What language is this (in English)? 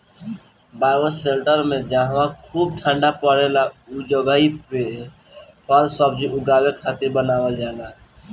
Bhojpuri